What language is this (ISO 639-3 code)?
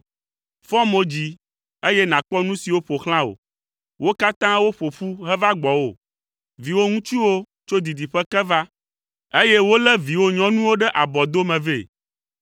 ewe